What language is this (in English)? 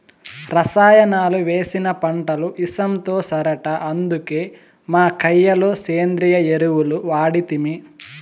Telugu